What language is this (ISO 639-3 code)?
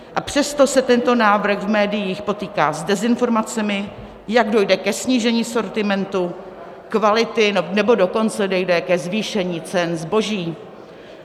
ces